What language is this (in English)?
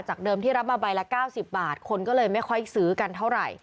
Thai